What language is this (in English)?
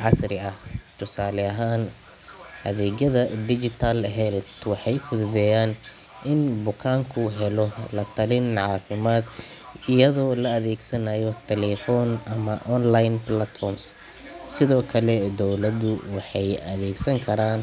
Somali